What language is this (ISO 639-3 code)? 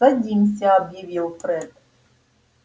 rus